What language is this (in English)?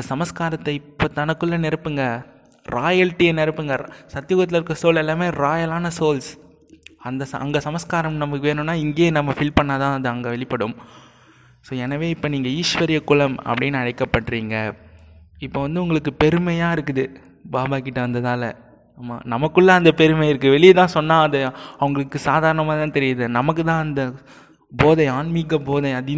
Tamil